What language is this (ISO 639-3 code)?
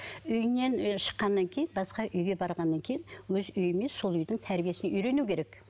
kaz